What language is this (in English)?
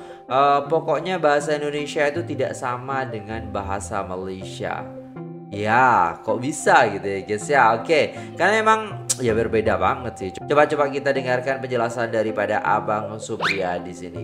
Indonesian